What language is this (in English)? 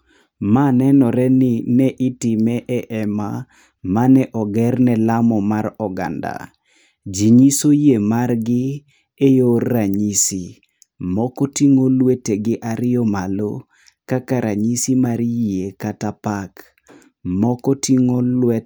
Luo (Kenya and Tanzania)